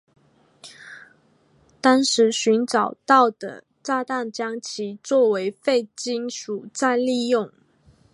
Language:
Chinese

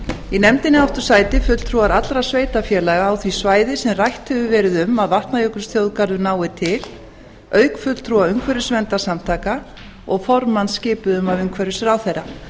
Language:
Icelandic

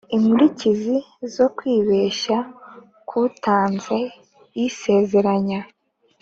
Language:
Kinyarwanda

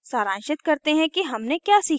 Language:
Hindi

